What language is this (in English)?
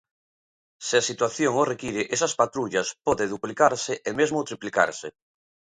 Galician